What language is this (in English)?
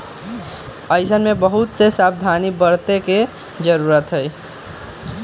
Magahi